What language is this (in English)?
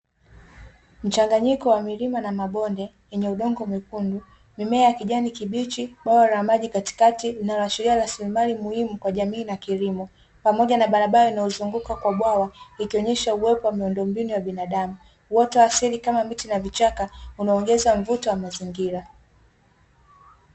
Swahili